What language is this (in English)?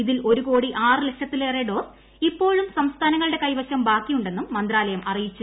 Malayalam